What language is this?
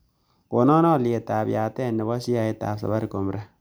Kalenjin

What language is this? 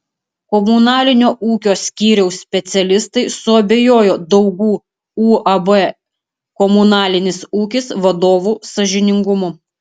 Lithuanian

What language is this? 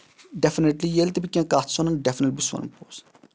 Kashmiri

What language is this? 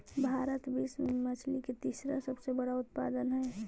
Magahi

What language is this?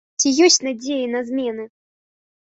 Belarusian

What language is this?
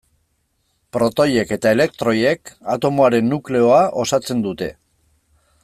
Basque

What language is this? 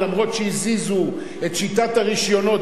Hebrew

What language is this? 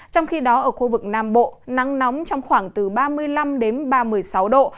Vietnamese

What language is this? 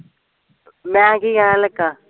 Punjabi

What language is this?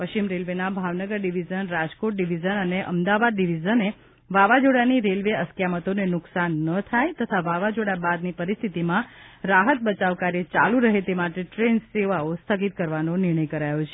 Gujarati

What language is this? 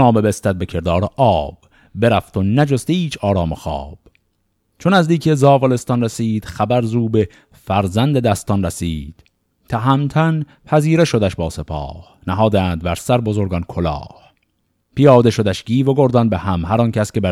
Persian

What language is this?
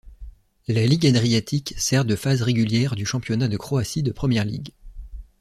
French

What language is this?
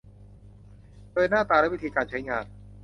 Thai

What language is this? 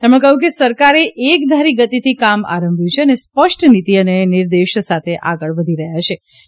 Gujarati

